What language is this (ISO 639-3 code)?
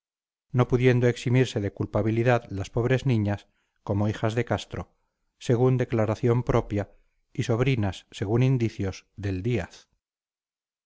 spa